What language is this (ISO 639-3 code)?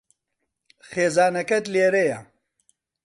ckb